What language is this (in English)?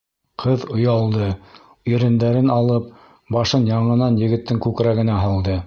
Bashkir